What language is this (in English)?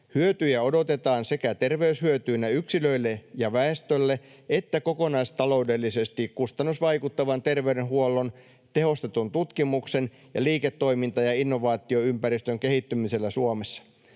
Finnish